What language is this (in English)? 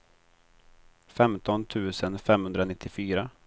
Swedish